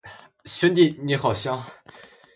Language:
Chinese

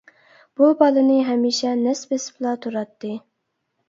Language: Uyghur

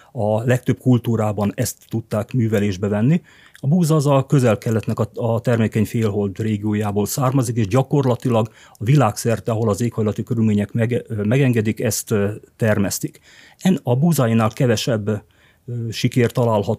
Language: Hungarian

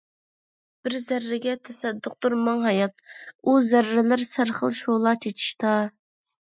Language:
Uyghur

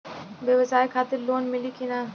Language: Bhojpuri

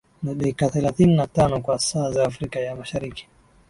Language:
Swahili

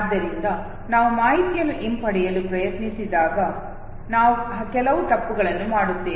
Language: Kannada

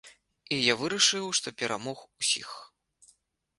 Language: Belarusian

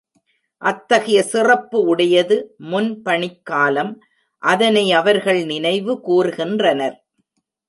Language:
Tamil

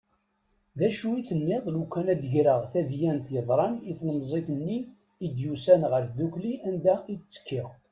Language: Kabyle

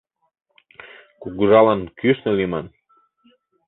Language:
Mari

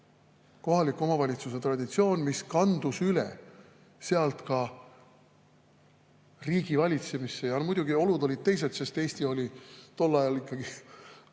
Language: Estonian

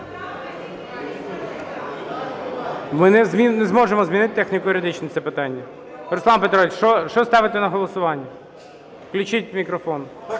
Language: Ukrainian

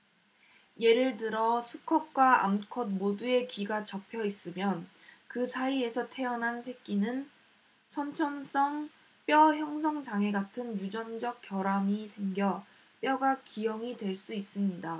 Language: Korean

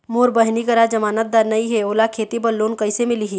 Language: Chhattisgarhi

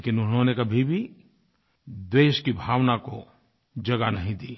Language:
Hindi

